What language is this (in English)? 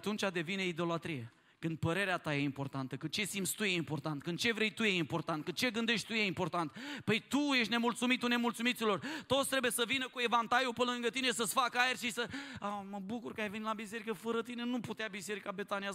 Romanian